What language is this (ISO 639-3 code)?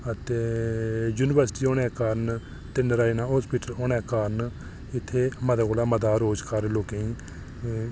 doi